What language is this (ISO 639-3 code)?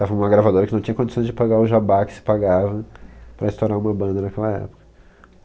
por